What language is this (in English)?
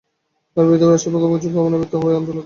Bangla